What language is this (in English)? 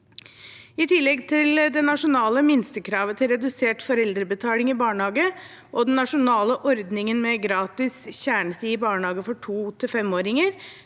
Norwegian